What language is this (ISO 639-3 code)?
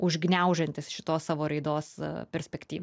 lit